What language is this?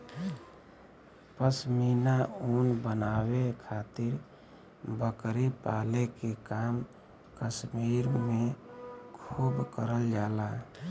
Bhojpuri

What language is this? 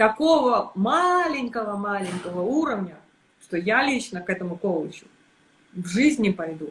Russian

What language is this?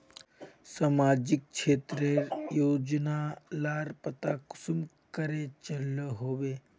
Magahi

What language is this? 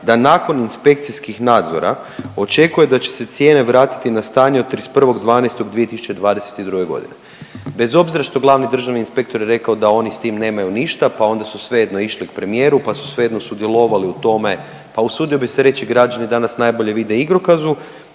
Croatian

